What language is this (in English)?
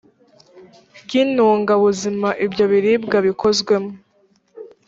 Kinyarwanda